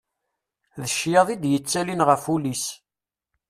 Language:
Kabyle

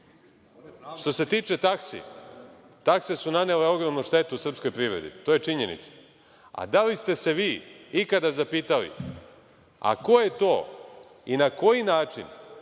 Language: Serbian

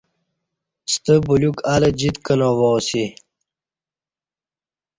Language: Kati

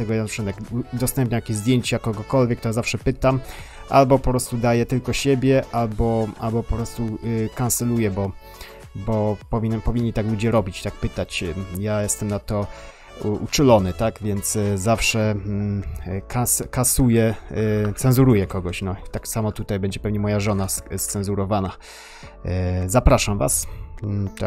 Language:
Polish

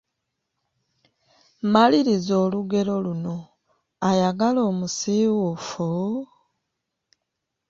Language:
Ganda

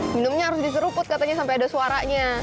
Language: Indonesian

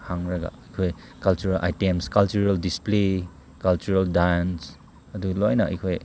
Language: Manipuri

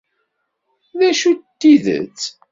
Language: Kabyle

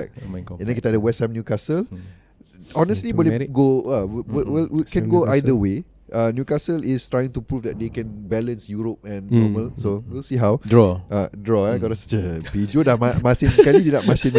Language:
Malay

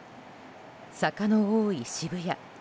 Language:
Japanese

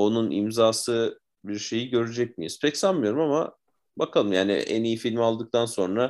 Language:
Turkish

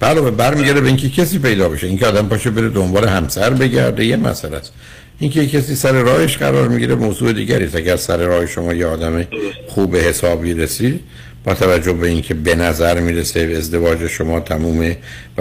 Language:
Persian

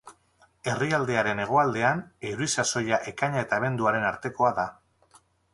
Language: Basque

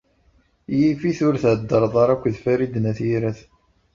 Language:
Kabyle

